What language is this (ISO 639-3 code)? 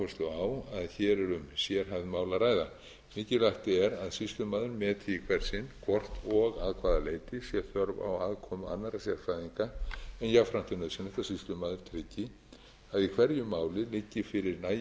isl